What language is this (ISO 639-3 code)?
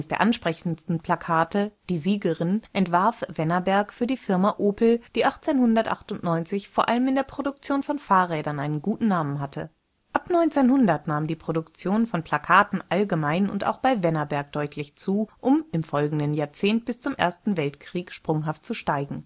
deu